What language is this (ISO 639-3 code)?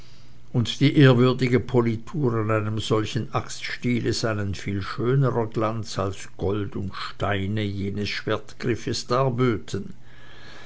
deu